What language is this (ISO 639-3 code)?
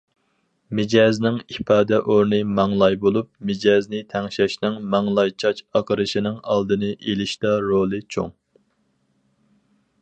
uig